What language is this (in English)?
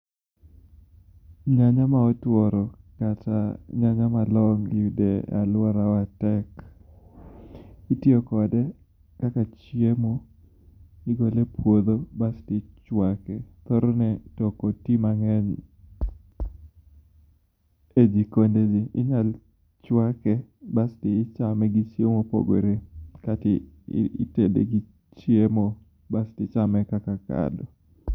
Luo (Kenya and Tanzania)